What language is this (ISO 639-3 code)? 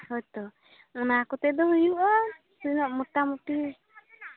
sat